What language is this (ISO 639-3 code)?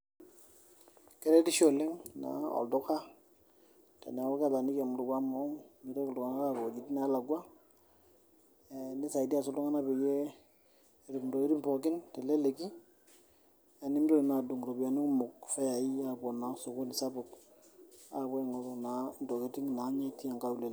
mas